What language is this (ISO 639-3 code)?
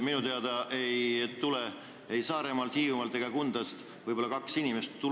est